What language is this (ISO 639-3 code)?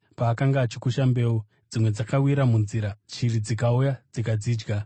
sna